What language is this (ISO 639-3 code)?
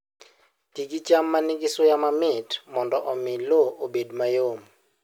luo